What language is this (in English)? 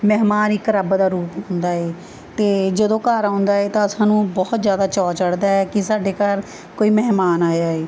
Punjabi